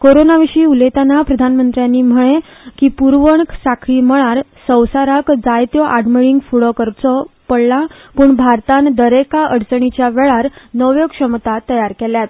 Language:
Konkani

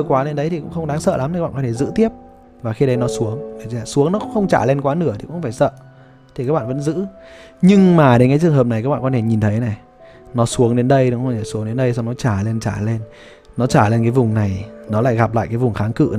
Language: Vietnamese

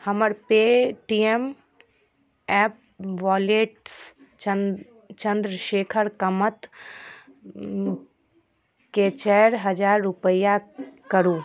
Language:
Maithili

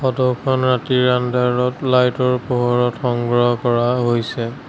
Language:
Assamese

